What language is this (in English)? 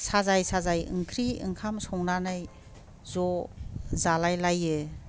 Bodo